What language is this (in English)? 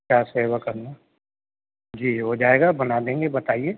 Urdu